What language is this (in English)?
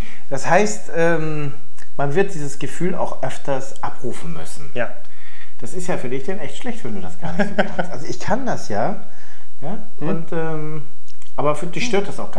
German